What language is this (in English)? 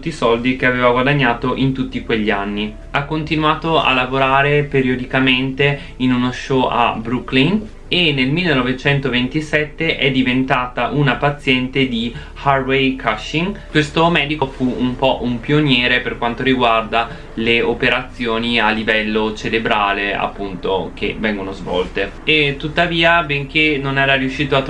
Italian